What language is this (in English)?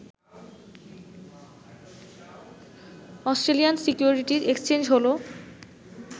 Bangla